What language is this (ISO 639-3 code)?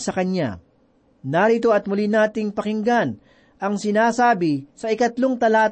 fil